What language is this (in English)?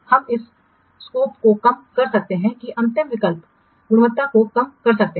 Hindi